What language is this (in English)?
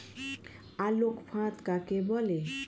Bangla